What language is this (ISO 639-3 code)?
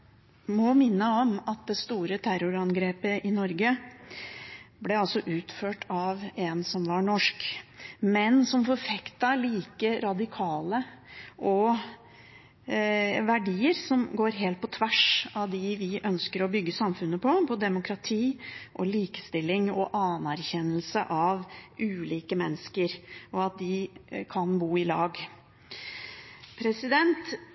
nob